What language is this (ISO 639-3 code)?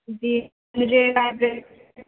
urd